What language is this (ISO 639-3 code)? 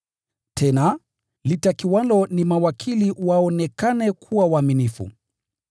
swa